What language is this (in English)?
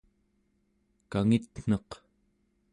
Central Yupik